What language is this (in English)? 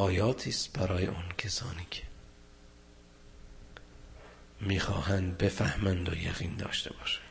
Persian